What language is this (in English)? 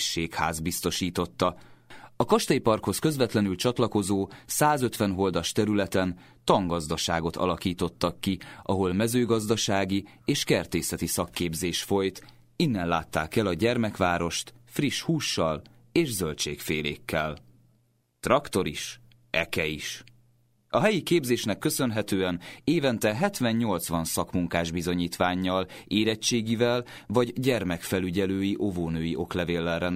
Hungarian